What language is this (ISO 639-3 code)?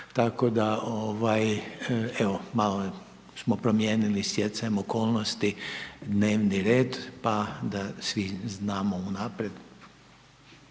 hrv